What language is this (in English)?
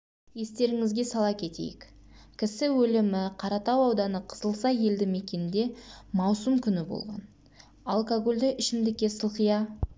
Kazakh